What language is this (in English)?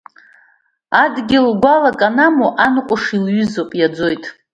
Abkhazian